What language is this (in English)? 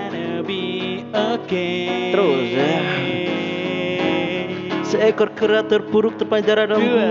Indonesian